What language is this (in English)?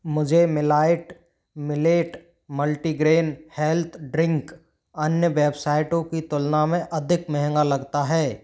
Hindi